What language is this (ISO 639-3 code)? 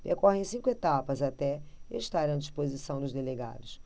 por